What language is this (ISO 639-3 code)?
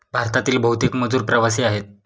mar